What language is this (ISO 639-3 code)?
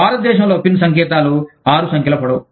tel